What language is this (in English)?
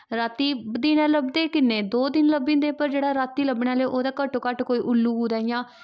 Dogri